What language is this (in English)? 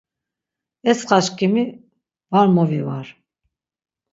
Laz